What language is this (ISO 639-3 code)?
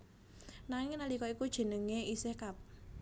jav